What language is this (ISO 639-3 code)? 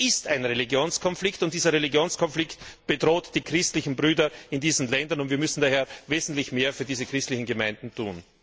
deu